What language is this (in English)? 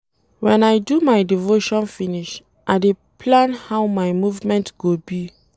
Nigerian Pidgin